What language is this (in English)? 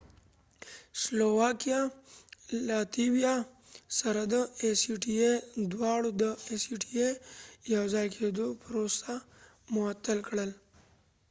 Pashto